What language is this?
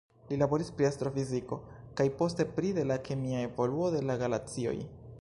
Esperanto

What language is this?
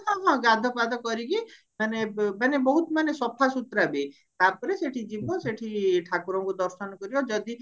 Odia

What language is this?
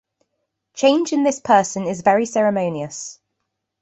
English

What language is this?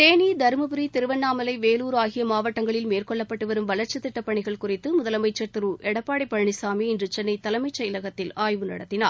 Tamil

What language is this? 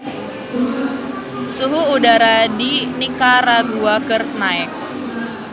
Sundanese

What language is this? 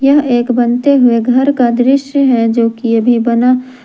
Hindi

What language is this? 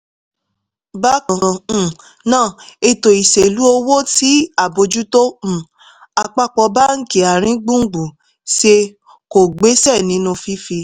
Yoruba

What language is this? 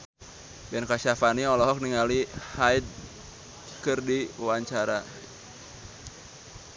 Sundanese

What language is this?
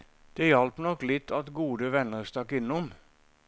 Norwegian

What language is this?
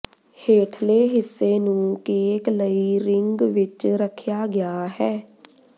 Punjabi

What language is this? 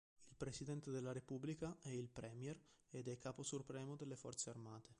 Italian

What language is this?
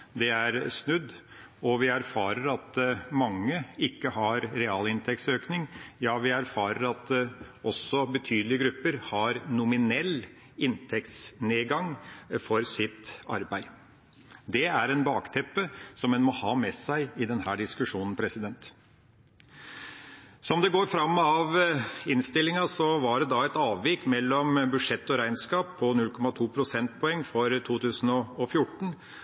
Norwegian Bokmål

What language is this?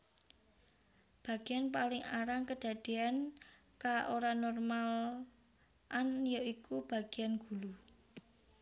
Javanese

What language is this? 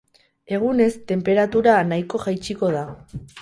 Basque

